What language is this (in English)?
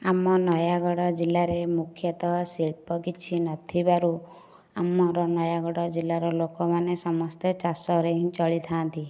Odia